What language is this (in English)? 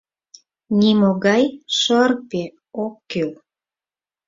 Mari